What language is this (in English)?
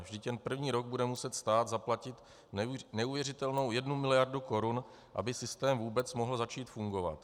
Czech